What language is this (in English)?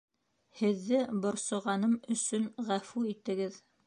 Bashkir